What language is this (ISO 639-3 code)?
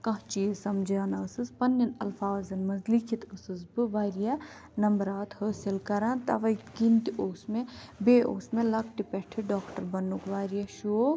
kas